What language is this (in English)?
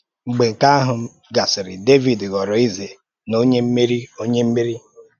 Igbo